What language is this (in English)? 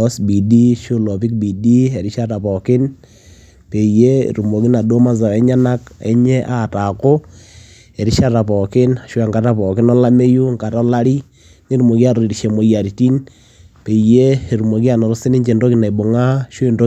Masai